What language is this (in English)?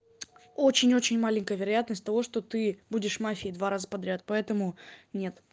Russian